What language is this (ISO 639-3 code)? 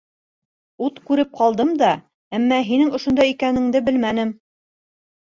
bak